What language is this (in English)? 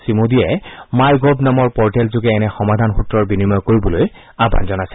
Assamese